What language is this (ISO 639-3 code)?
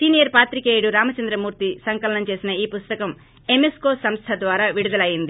tel